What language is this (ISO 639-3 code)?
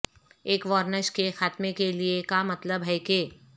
urd